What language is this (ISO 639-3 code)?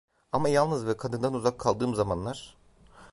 tur